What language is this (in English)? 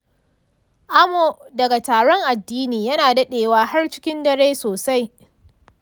Hausa